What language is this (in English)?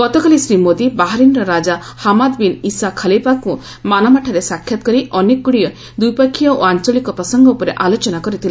Odia